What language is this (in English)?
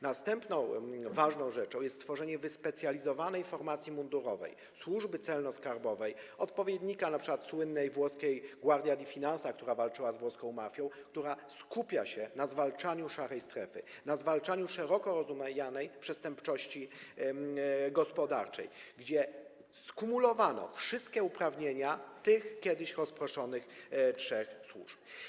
Polish